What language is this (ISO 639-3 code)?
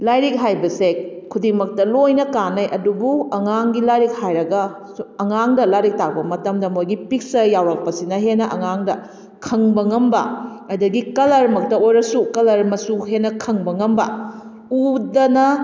mni